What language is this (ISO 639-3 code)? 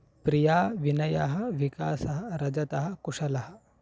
san